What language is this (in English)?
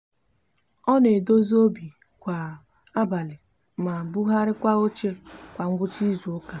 Igbo